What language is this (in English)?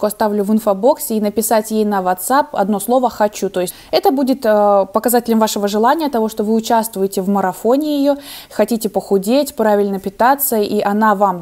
Russian